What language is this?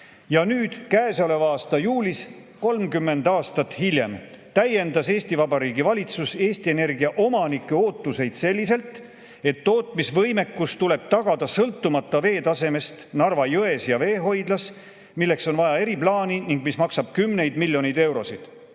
Estonian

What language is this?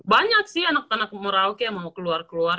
Indonesian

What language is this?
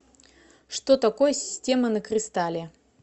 Russian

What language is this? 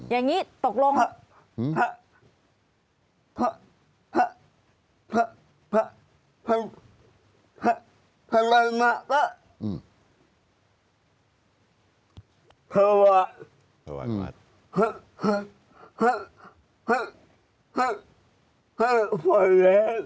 Thai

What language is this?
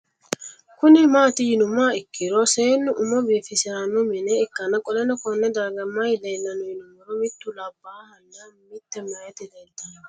Sidamo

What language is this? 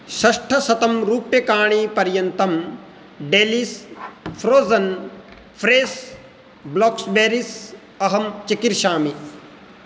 Sanskrit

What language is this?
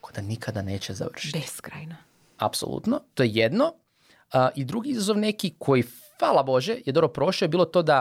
Croatian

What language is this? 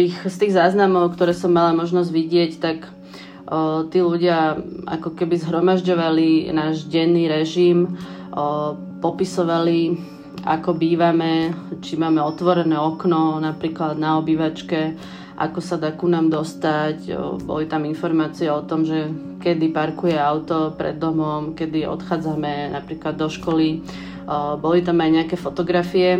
Czech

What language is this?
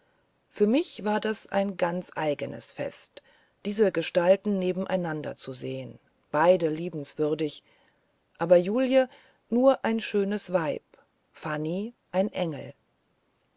German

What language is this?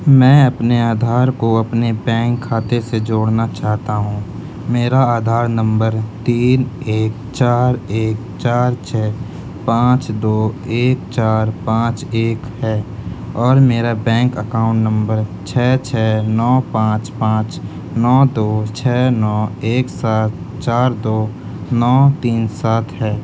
Urdu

